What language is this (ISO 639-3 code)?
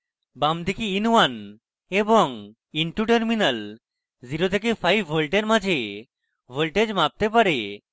ben